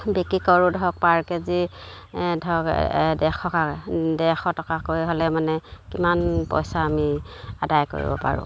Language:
Assamese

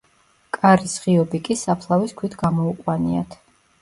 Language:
Georgian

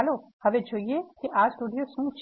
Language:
Gujarati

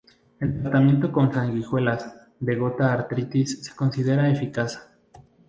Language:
Spanish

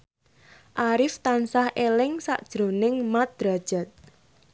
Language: Javanese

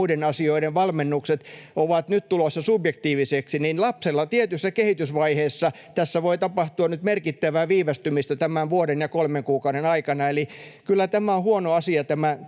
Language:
Finnish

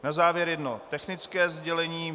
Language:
Czech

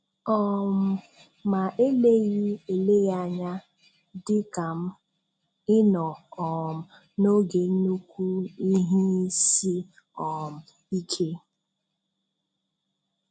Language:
Igbo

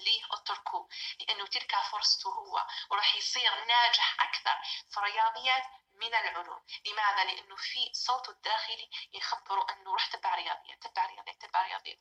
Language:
Arabic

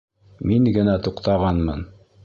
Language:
Bashkir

